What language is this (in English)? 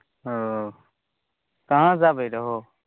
Maithili